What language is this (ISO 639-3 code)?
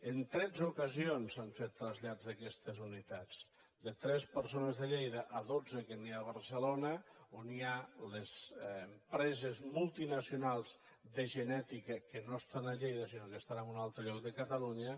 cat